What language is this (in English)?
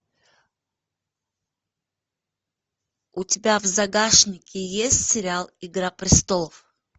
Russian